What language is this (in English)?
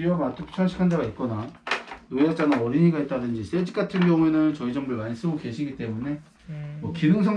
Korean